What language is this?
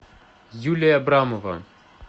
Russian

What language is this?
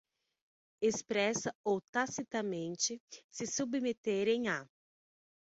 Portuguese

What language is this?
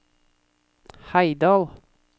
Norwegian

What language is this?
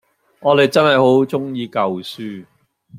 Cantonese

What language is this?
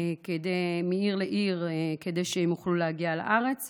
Hebrew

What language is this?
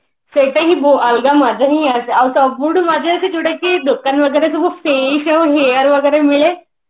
Odia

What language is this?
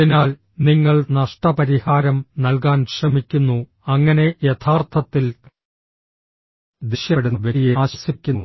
Malayalam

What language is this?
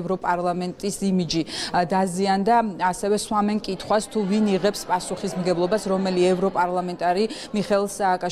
Romanian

